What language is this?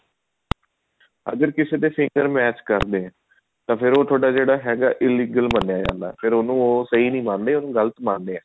Punjabi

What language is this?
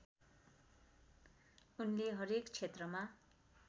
Nepali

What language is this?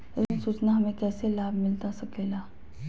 Magahi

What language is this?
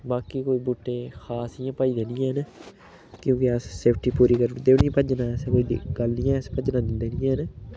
Dogri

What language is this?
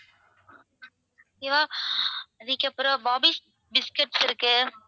Tamil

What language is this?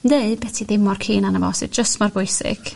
Welsh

